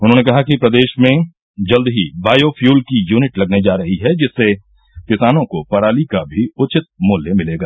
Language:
Hindi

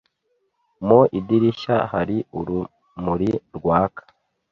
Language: Kinyarwanda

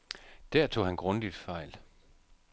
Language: Danish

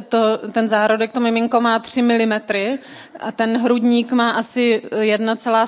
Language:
Czech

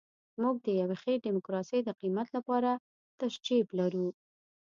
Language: Pashto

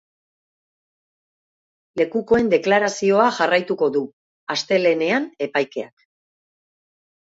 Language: Basque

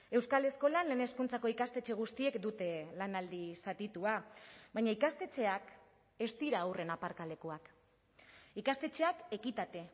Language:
Basque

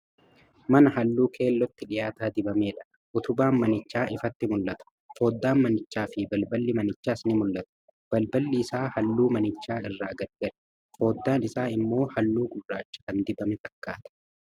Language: Oromo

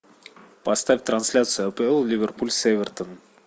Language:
Russian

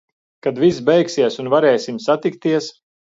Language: Latvian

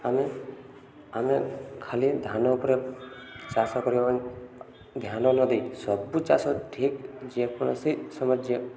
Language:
Odia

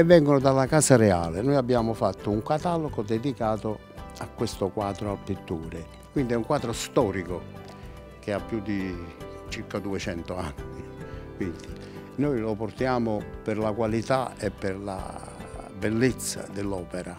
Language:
Italian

